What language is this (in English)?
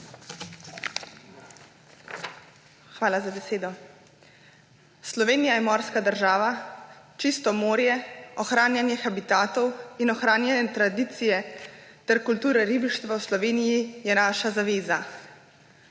Slovenian